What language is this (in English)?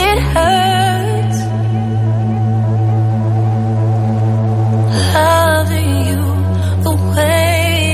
Greek